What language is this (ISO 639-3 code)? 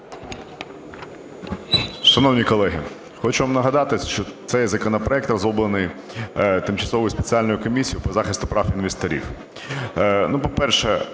ukr